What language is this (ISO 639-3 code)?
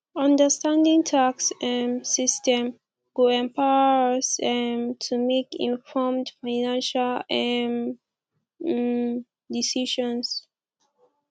pcm